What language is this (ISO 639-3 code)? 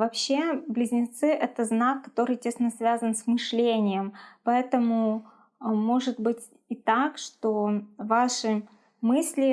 rus